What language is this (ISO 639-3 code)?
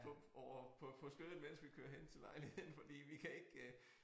dan